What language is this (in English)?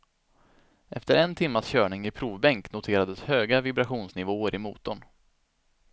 Swedish